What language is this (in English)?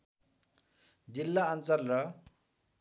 Nepali